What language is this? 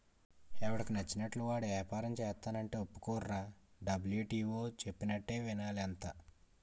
Telugu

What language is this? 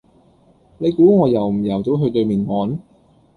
Cantonese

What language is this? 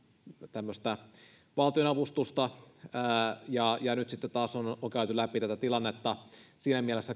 Finnish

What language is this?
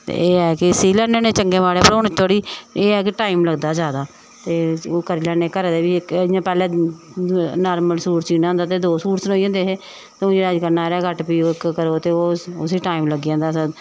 Dogri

